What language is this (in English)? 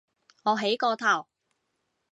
Cantonese